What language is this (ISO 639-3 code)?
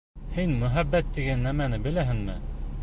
bak